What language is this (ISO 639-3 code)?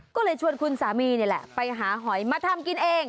tha